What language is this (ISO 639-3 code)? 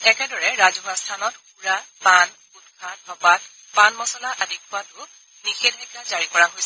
asm